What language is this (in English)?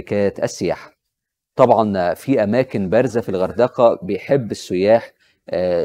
Arabic